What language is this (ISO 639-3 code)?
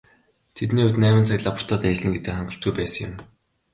mon